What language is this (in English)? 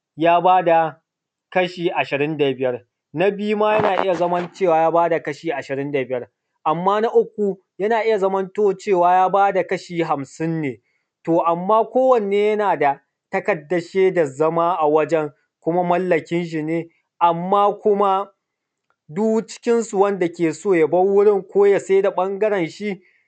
Hausa